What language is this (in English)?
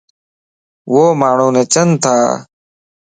Lasi